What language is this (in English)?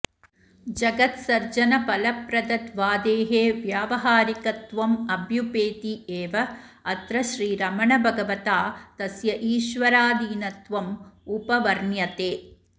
Sanskrit